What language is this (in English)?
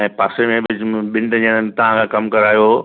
Sindhi